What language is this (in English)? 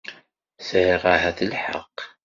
Kabyle